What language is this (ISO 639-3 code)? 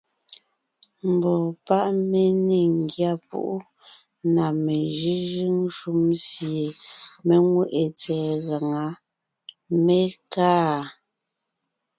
nnh